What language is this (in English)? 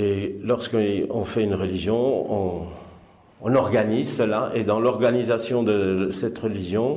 French